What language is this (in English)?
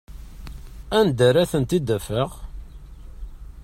Kabyle